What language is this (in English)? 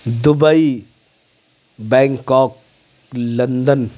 Urdu